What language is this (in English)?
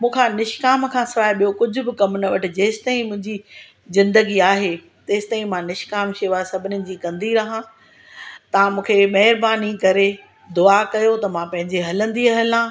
Sindhi